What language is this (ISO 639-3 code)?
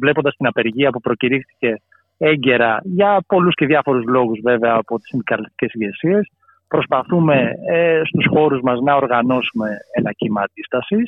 ell